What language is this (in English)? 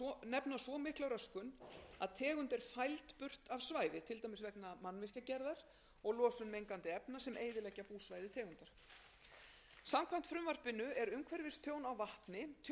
Icelandic